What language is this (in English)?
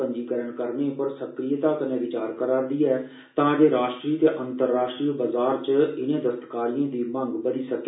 Dogri